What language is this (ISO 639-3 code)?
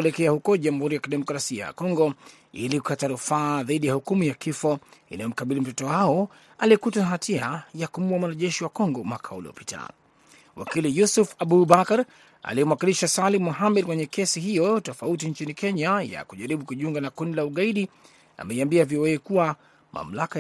swa